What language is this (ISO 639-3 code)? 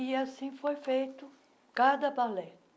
por